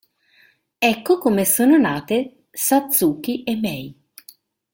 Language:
Italian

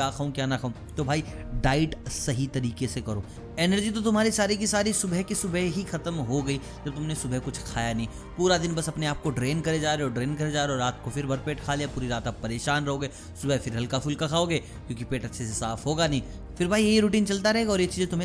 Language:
Hindi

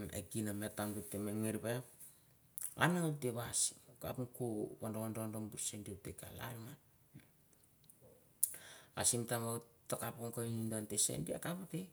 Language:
Mandara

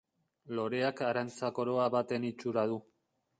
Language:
Basque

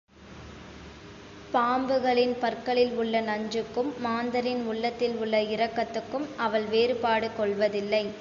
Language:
Tamil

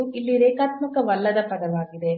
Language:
Kannada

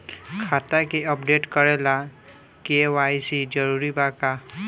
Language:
Bhojpuri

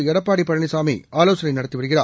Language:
Tamil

